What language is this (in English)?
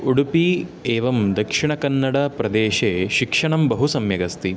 Sanskrit